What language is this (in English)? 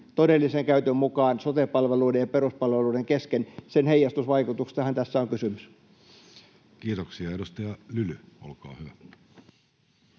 Finnish